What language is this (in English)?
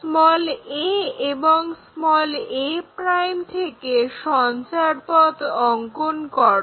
Bangla